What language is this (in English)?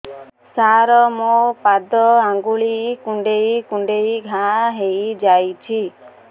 Odia